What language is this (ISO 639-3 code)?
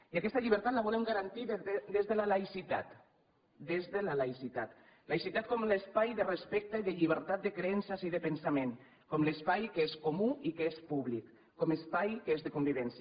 cat